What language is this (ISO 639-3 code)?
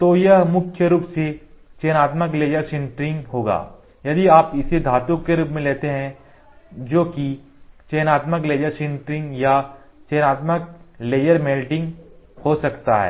hin